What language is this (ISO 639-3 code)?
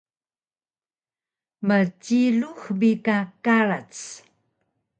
trv